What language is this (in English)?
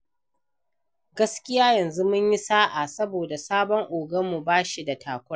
Hausa